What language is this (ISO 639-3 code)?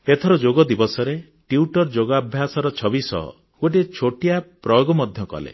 ori